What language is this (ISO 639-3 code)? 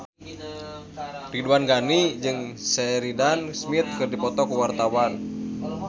sun